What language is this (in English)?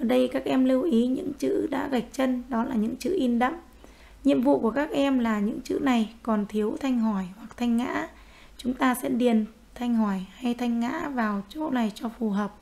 Vietnamese